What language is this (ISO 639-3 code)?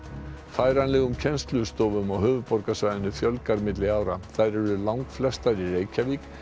isl